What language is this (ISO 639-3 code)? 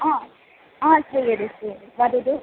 san